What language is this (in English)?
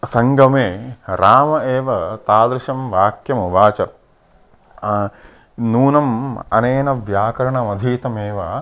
Sanskrit